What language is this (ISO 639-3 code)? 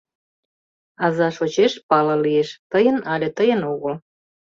chm